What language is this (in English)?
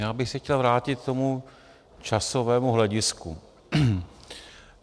Czech